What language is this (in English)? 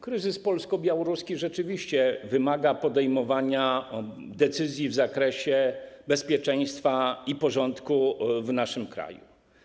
Polish